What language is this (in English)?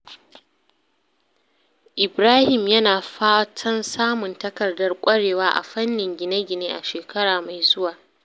Hausa